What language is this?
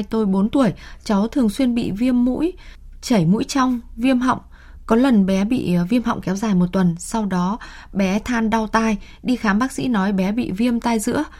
Vietnamese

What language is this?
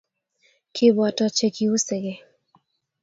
Kalenjin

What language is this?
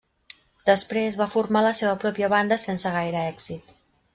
Catalan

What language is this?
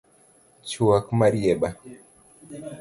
Luo (Kenya and Tanzania)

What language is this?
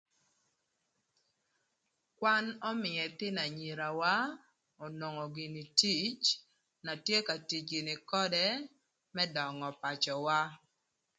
Thur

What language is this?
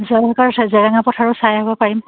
Assamese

